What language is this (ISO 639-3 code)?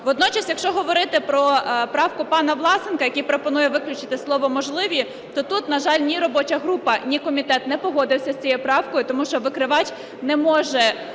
ukr